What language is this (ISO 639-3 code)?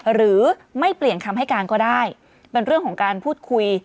tha